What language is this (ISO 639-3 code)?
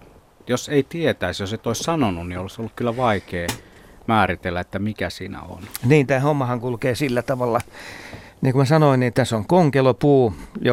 fin